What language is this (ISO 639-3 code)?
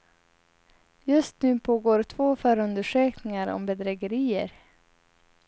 swe